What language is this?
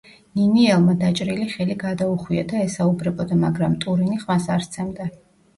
Georgian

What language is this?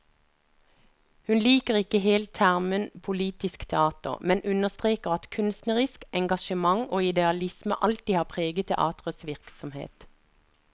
Norwegian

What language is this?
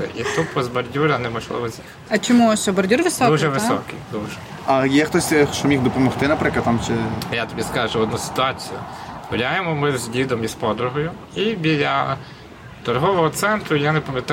Ukrainian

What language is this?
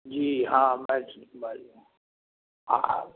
Maithili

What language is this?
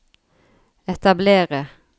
Norwegian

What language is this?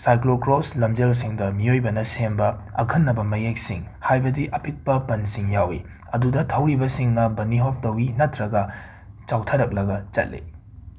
Manipuri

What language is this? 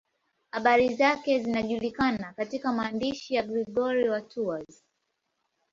Swahili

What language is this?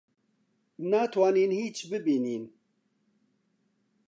Central Kurdish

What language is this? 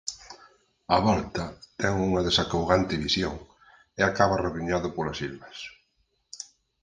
Galician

